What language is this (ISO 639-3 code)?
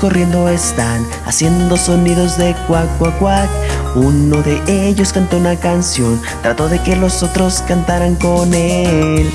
spa